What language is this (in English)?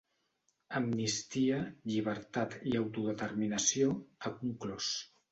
Catalan